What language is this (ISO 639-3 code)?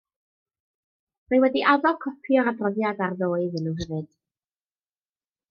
cym